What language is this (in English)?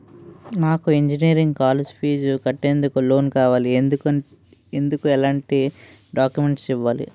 Telugu